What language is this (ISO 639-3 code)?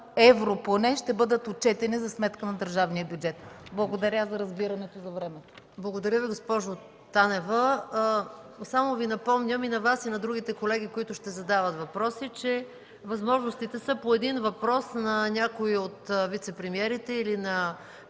bul